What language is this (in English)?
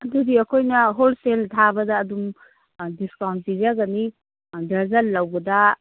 Manipuri